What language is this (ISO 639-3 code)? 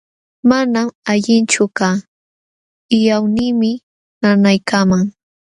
qxw